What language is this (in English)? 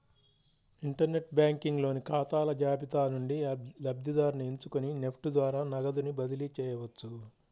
Telugu